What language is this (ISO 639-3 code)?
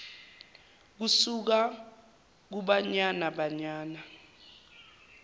zul